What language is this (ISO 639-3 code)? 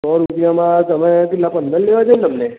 guj